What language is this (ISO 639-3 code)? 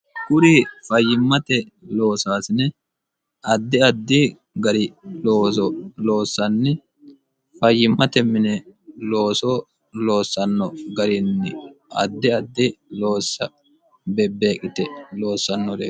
sid